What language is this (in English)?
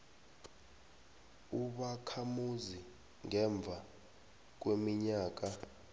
South Ndebele